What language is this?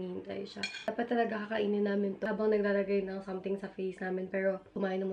Filipino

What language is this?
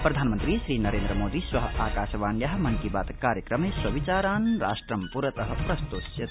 Sanskrit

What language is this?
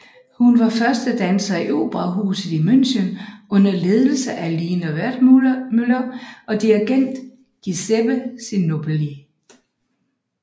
Danish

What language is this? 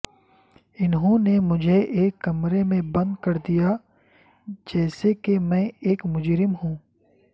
Urdu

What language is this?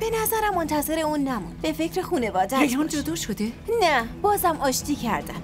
Persian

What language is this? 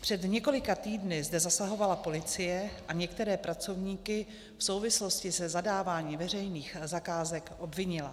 Czech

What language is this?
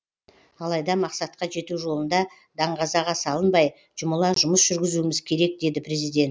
Kazakh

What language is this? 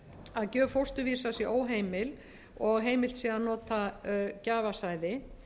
Icelandic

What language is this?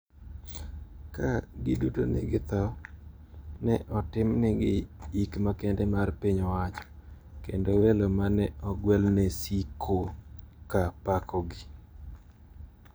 Luo (Kenya and Tanzania)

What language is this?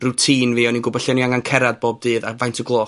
Welsh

